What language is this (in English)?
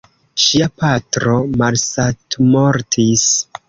Esperanto